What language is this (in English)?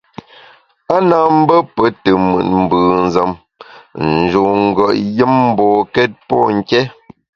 Bamun